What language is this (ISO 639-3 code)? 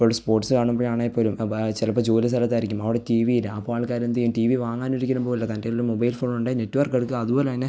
mal